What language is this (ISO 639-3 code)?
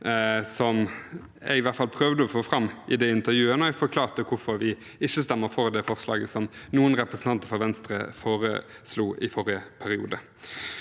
nor